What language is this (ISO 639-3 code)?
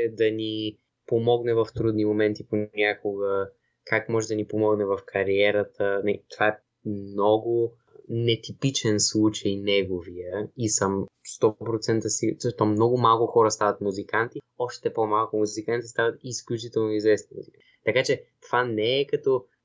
bul